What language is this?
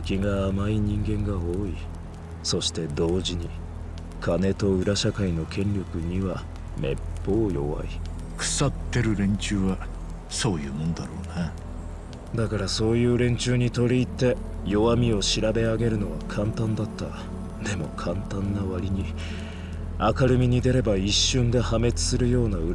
Japanese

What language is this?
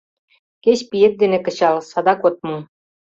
Mari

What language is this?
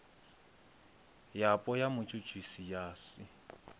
Venda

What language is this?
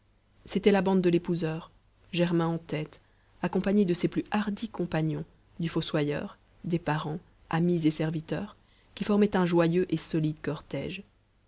French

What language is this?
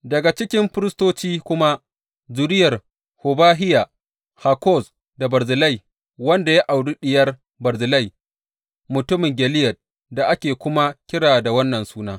Hausa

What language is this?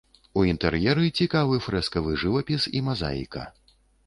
Belarusian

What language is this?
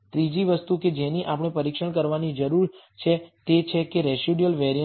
Gujarati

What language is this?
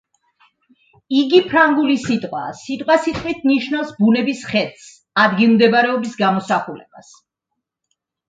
Georgian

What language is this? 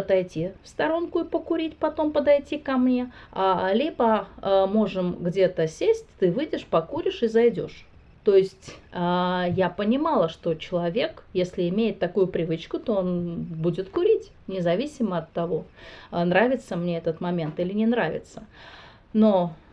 Russian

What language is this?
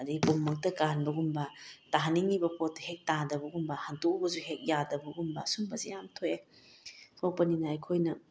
Manipuri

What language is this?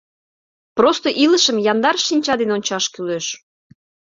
Mari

